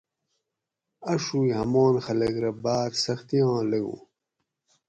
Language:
Gawri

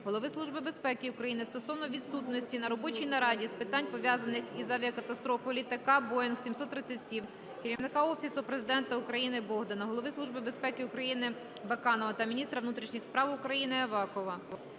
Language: Ukrainian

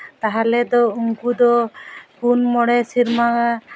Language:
Santali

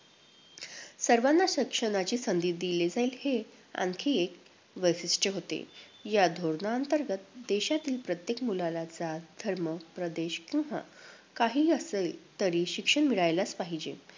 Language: Marathi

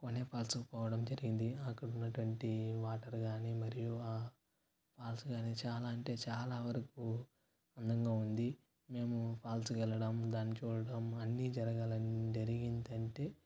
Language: Telugu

